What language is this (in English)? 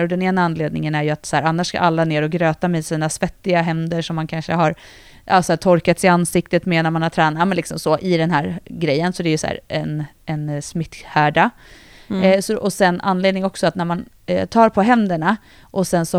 Swedish